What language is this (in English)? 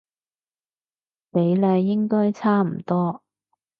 Cantonese